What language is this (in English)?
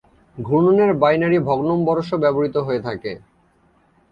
Bangla